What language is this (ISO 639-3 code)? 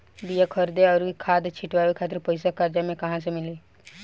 bho